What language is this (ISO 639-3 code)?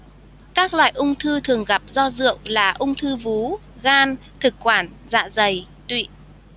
vie